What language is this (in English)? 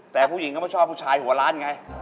Thai